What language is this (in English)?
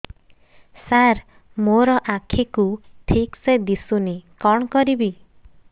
Odia